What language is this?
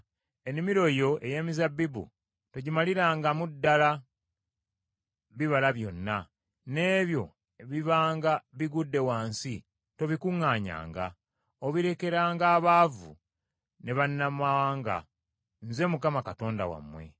Ganda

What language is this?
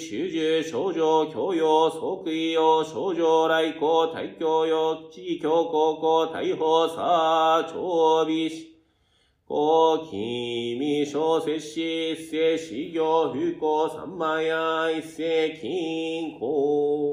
Japanese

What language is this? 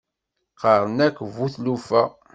Kabyle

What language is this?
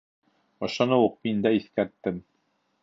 Bashkir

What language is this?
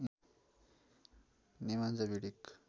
Nepali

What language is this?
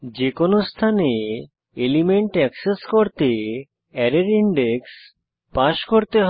Bangla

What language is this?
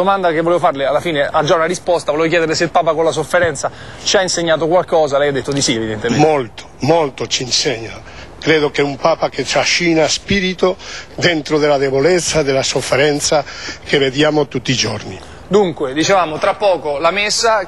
Italian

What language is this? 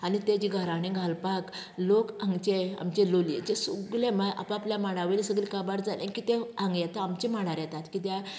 Konkani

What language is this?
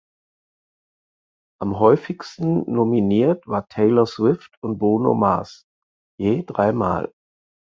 German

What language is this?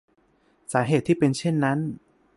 Thai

